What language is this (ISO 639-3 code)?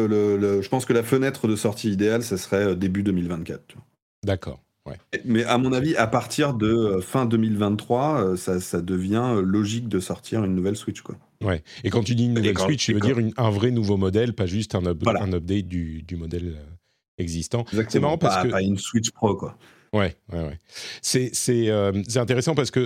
fra